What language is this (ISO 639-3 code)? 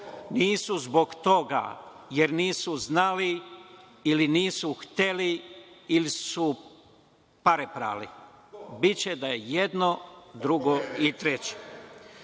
srp